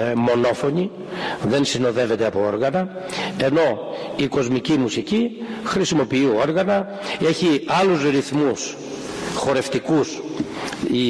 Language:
Greek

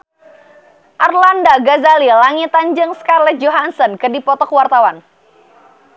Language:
Sundanese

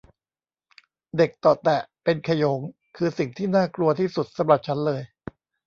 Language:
Thai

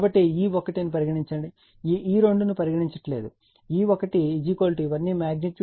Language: Telugu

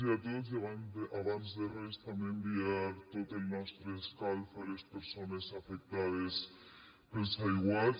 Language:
Catalan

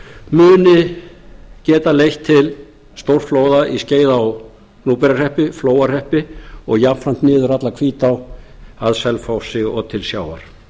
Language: Icelandic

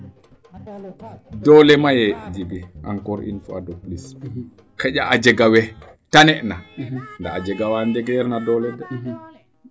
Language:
Serer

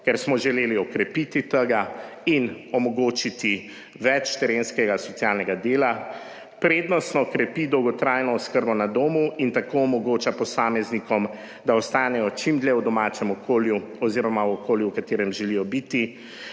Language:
Slovenian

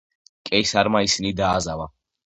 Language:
Georgian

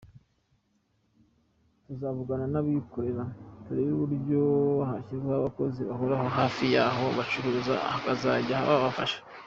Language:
Kinyarwanda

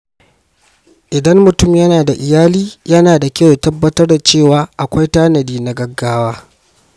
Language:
Hausa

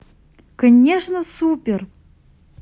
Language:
Russian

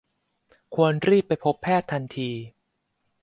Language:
Thai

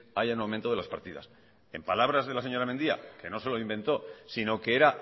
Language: Spanish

